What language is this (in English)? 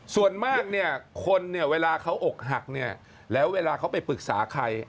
Thai